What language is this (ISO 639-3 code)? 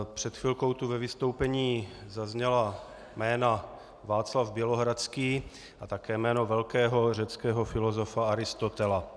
ces